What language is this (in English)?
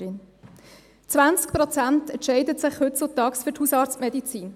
Swiss German